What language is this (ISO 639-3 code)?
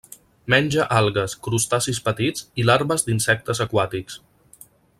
cat